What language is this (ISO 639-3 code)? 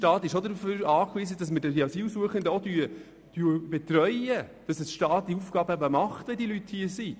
gsw